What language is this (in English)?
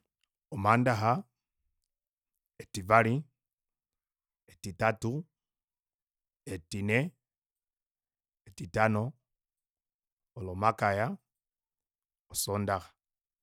Kuanyama